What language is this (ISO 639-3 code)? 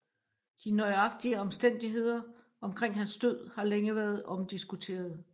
dan